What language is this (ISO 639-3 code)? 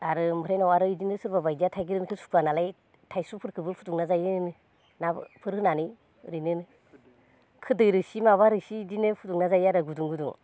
brx